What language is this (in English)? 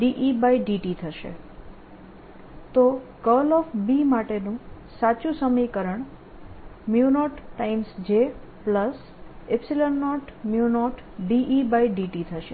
Gujarati